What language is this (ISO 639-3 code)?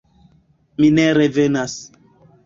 epo